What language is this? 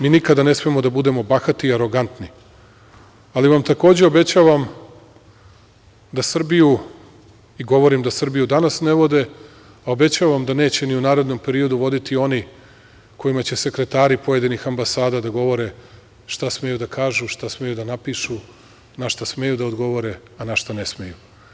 Serbian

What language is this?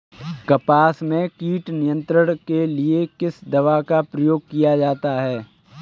Hindi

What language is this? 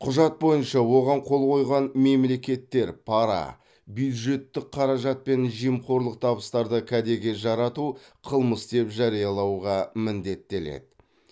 Kazakh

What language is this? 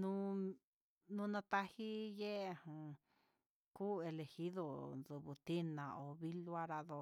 Huitepec Mixtec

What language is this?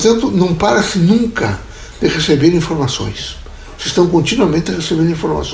Portuguese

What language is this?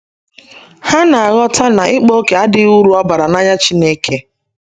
Igbo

